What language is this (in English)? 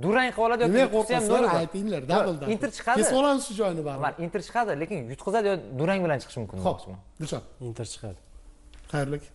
Turkish